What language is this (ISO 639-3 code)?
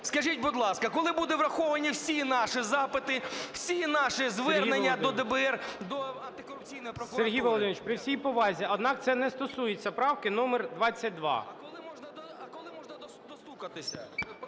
ukr